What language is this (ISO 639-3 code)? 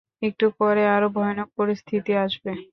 ben